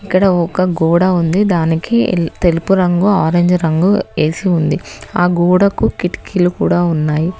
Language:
Telugu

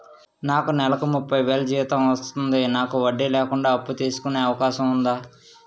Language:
Telugu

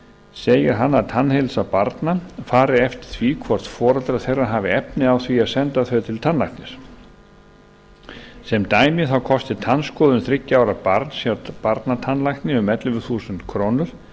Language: Icelandic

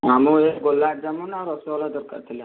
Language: Odia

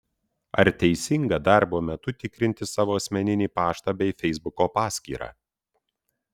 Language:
Lithuanian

